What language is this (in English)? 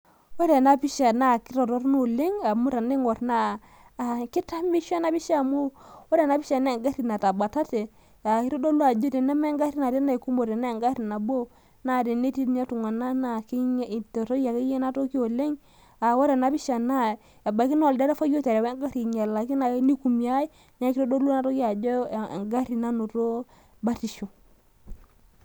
Masai